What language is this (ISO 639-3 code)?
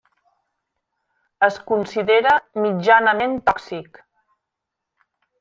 cat